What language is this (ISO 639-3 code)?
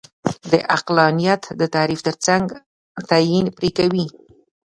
pus